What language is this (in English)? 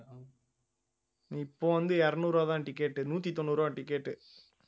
Tamil